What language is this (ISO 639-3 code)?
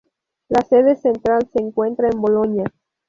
spa